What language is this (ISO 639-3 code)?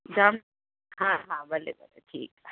snd